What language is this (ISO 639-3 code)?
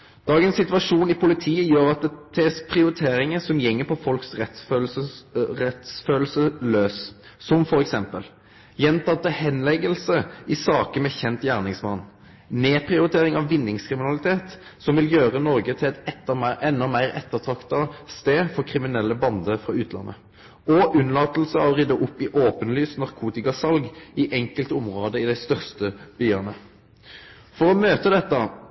nno